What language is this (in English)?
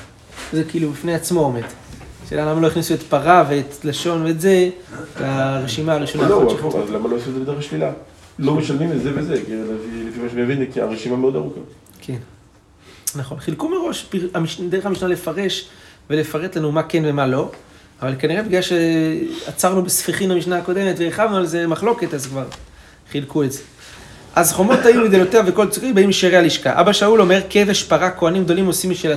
Hebrew